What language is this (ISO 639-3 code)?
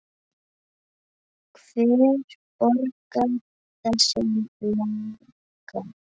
isl